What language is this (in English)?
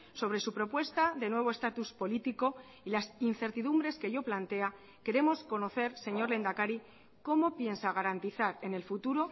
Spanish